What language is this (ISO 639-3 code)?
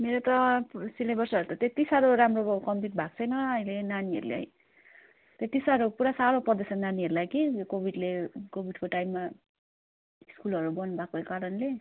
nep